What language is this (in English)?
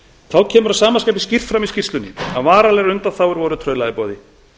Icelandic